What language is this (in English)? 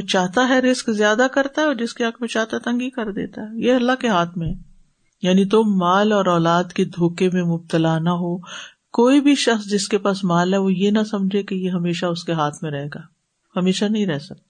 Urdu